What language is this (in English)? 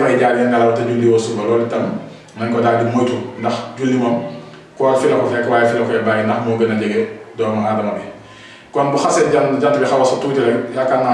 Indonesian